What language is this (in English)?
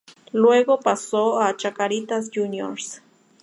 Spanish